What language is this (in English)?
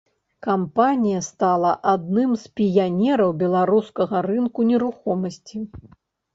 Belarusian